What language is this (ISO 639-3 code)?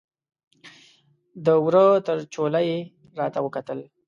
pus